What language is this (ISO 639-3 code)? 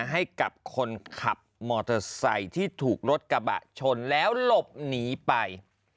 tha